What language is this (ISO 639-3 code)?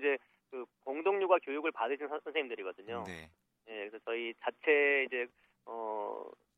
kor